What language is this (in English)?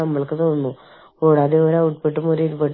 Malayalam